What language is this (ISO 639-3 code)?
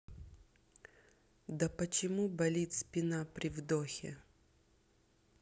rus